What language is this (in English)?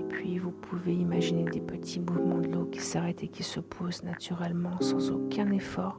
French